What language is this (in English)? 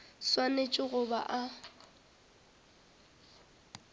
Northern Sotho